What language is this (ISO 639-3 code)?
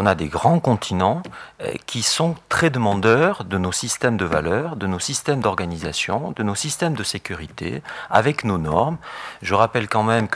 fra